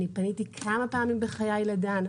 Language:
Hebrew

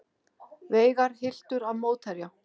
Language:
Icelandic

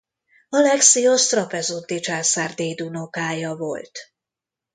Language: Hungarian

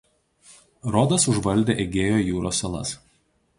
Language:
Lithuanian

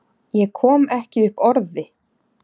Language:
Icelandic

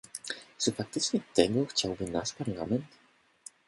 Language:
Polish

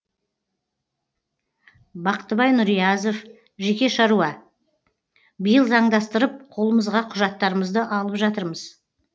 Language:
Kazakh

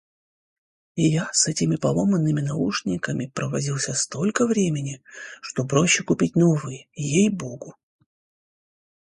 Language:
Russian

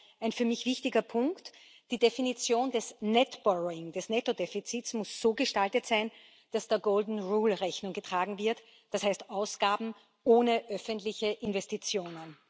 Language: German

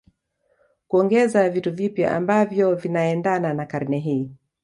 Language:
Swahili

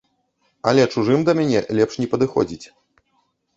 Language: Belarusian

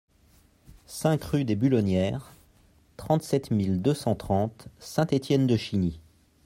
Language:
French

